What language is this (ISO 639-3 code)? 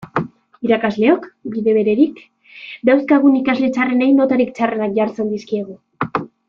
eus